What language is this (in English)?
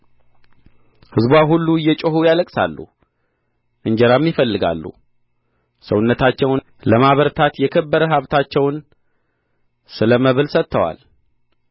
Amharic